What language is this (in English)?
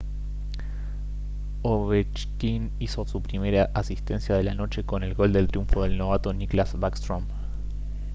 Spanish